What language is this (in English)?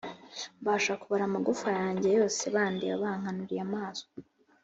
Kinyarwanda